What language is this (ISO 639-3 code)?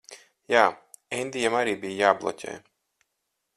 lav